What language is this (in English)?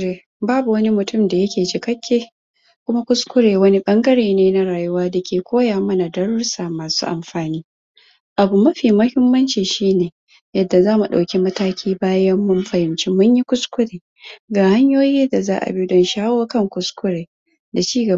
Hausa